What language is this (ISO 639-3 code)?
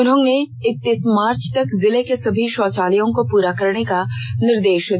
hin